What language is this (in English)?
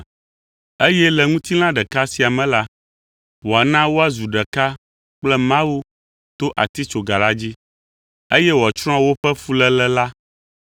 Ewe